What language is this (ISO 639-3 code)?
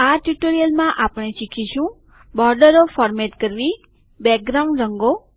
guj